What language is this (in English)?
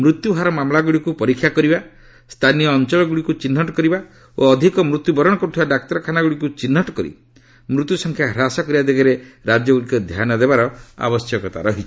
Odia